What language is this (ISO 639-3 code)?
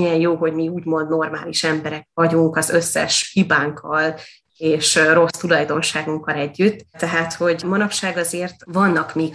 hun